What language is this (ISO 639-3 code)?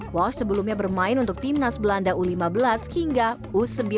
ind